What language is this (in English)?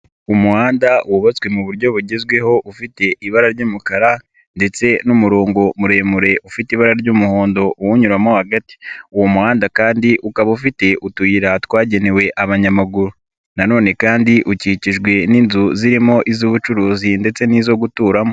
Kinyarwanda